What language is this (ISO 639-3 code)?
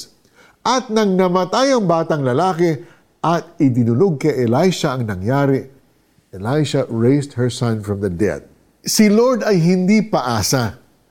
fil